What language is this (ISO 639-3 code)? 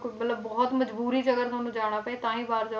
pan